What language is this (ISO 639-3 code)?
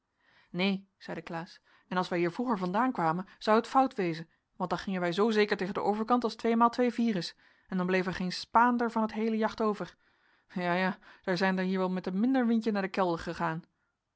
nld